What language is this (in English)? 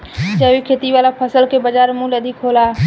Bhojpuri